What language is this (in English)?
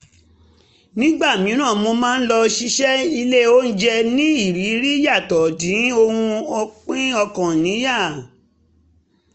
Yoruba